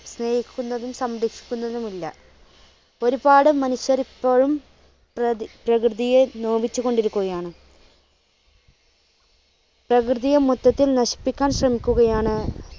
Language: Malayalam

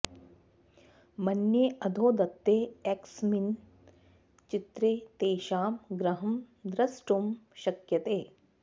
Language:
Sanskrit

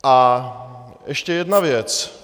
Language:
Czech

